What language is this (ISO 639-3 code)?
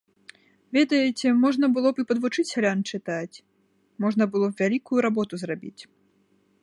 bel